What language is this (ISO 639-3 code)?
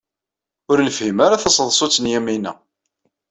kab